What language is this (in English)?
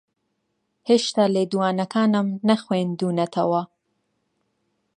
Central Kurdish